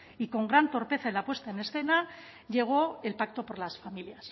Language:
Spanish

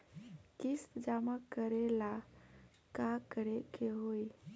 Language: Bhojpuri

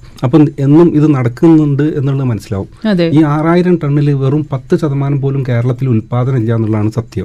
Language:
Malayalam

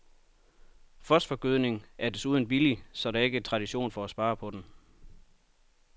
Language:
Danish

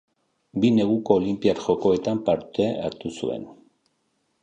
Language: Basque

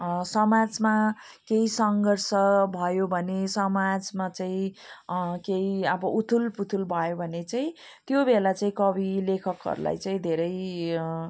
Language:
Nepali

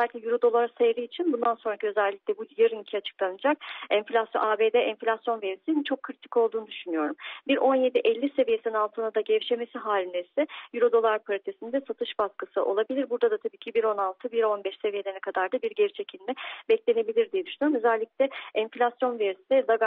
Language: Turkish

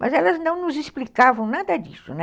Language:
Portuguese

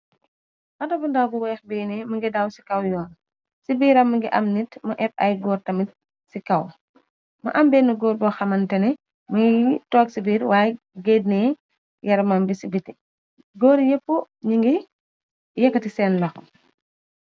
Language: Wolof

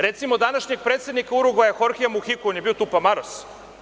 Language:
Serbian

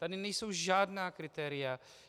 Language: Czech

